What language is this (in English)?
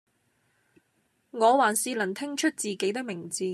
Cantonese